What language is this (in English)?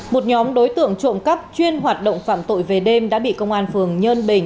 Vietnamese